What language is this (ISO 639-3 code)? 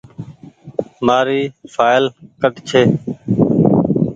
gig